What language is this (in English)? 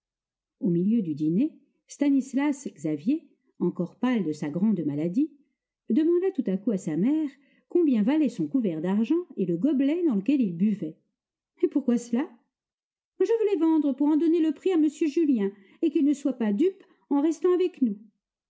French